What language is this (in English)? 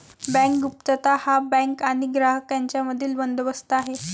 Marathi